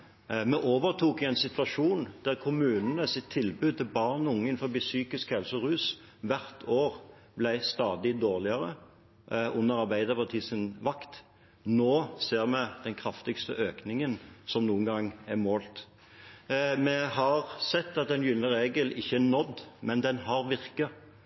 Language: Norwegian Bokmål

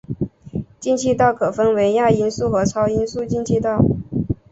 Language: Chinese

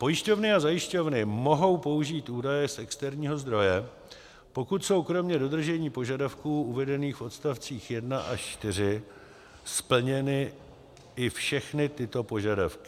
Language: Czech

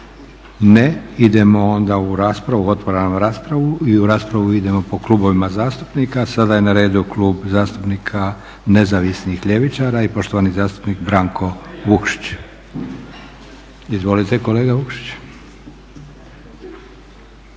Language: Croatian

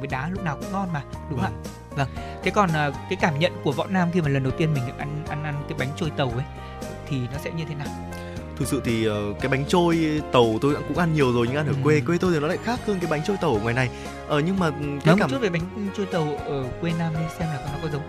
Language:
Vietnamese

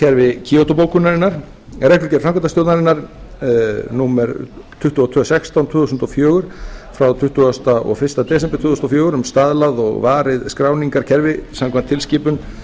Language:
Icelandic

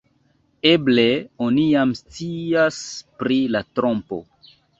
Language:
Esperanto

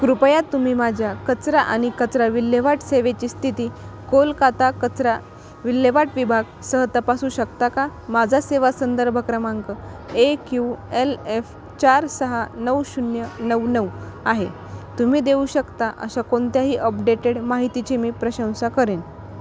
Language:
Marathi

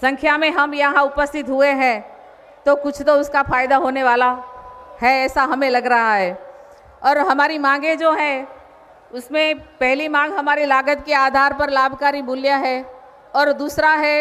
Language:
Hindi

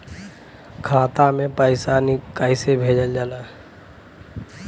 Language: Bhojpuri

